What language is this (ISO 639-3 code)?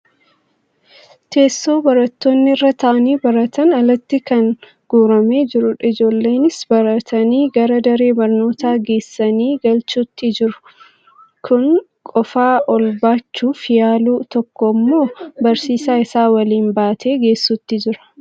orm